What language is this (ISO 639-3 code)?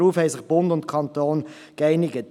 gsw